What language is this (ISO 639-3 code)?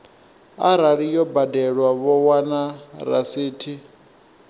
ven